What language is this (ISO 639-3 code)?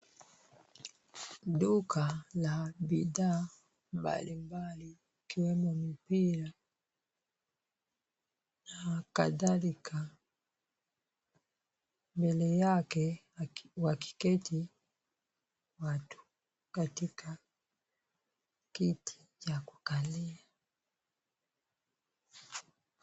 swa